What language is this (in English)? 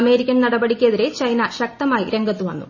Malayalam